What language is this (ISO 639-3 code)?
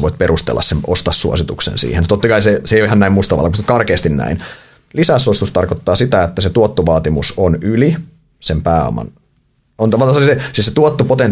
fin